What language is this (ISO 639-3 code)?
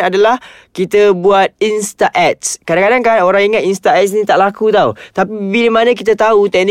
msa